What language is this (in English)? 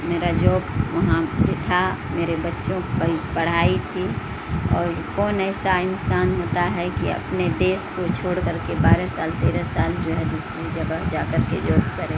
Urdu